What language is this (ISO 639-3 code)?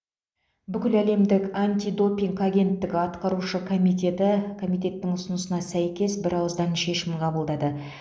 kaz